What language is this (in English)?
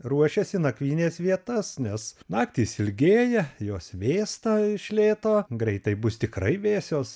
Lithuanian